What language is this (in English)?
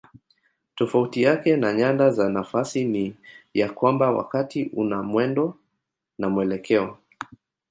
Swahili